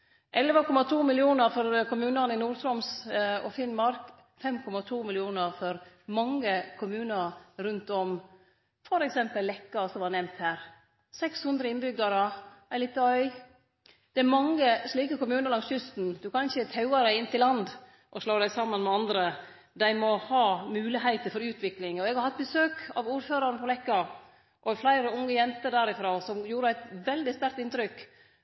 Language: Norwegian Nynorsk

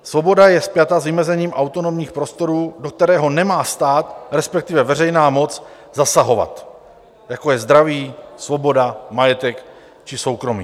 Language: Czech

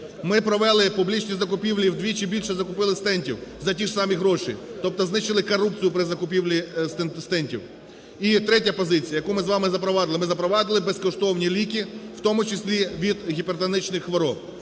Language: Ukrainian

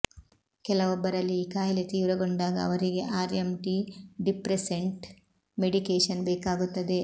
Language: Kannada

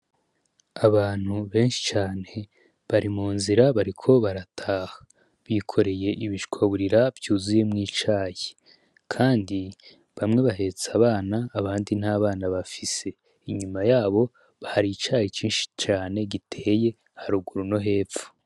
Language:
Rundi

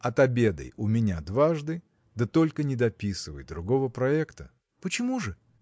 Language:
Russian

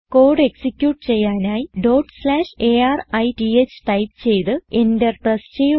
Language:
Malayalam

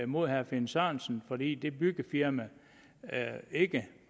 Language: Danish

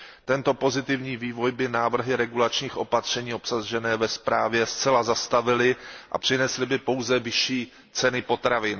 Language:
Czech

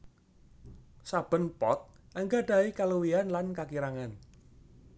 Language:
Javanese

